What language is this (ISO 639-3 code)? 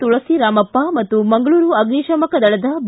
kan